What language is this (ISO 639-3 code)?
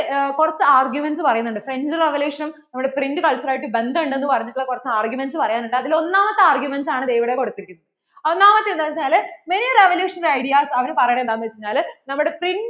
mal